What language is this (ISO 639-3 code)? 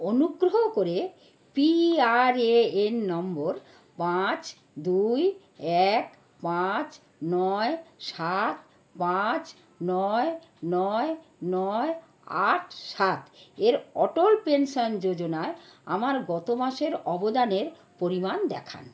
ben